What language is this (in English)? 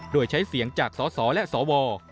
Thai